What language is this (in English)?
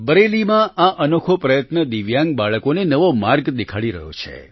Gujarati